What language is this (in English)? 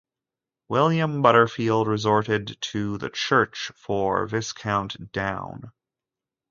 English